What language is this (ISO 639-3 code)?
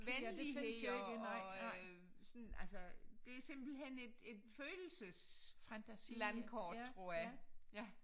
dan